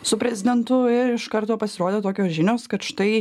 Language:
Lithuanian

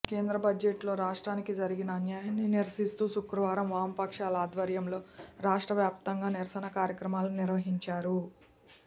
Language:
Telugu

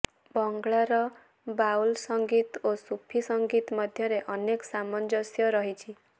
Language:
Odia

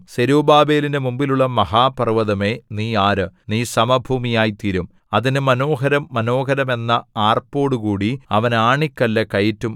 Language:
Malayalam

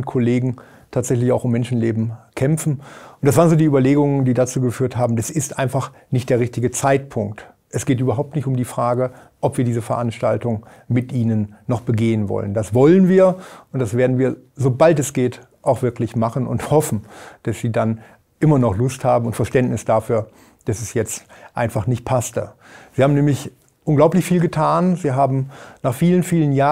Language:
German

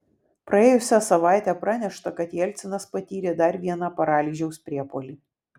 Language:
Lithuanian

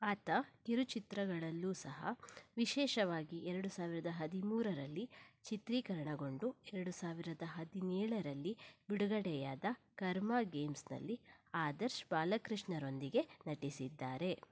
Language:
Kannada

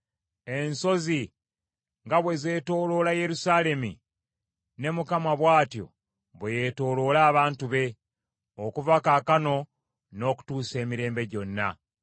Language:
Ganda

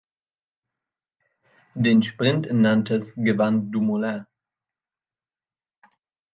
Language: German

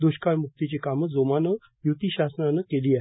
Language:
Marathi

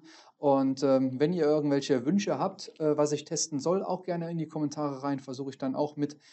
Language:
German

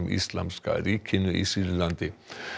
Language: Icelandic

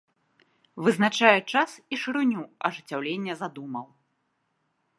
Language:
Belarusian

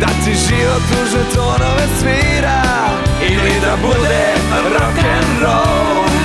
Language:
Croatian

